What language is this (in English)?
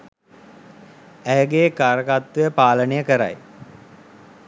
Sinhala